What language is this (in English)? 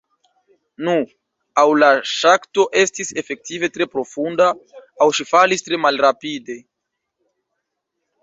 Esperanto